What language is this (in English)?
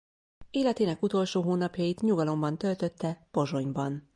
Hungarian